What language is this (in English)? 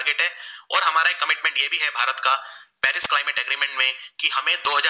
Gujarati